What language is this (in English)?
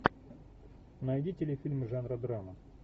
Russian